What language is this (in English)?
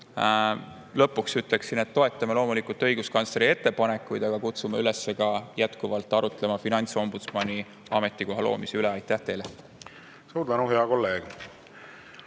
Estonian